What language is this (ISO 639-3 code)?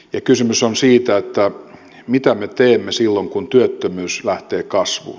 fin